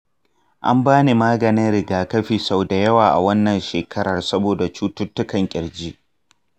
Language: Hausa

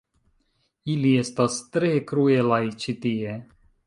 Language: Esperanto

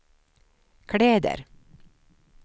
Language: Swedish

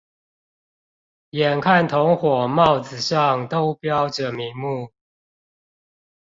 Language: Chinese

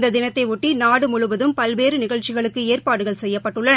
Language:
Tamil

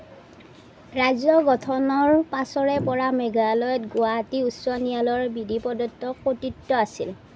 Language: Assamese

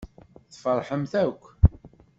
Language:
Kabyle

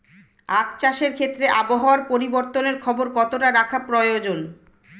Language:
Bangla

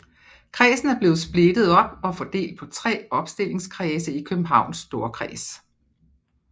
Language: Danish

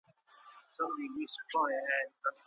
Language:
Pashto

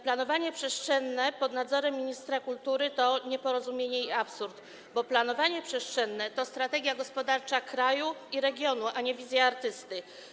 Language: Polish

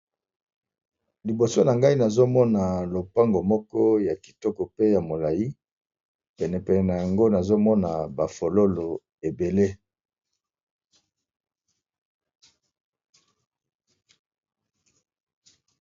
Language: Lingala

